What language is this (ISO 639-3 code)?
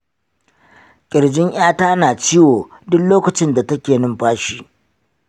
hau